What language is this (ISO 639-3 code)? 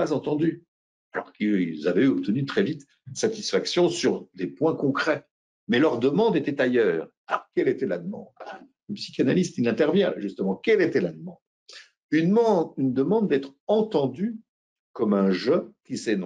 fra